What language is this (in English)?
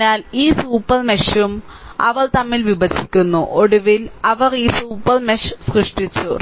Malayalam